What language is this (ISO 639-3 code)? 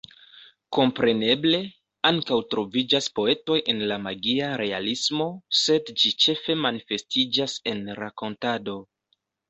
epo